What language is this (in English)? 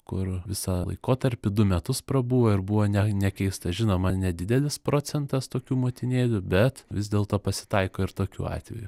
Lithuanian